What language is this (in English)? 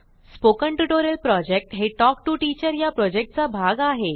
Marathi